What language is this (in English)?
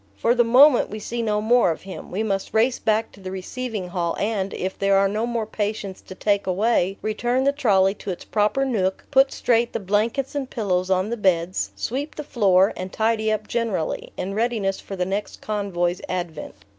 English